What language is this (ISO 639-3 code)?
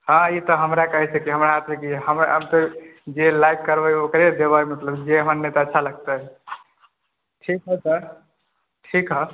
mai